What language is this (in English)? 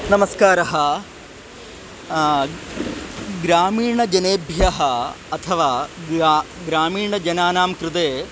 Sanskrit